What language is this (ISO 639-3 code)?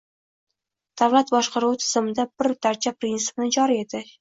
uzb